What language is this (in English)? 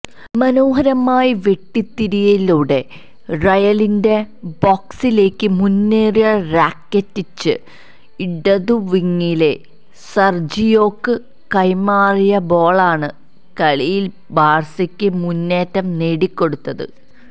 Malayalam